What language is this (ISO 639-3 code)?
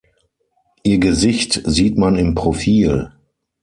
deu